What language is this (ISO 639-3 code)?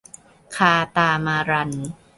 tha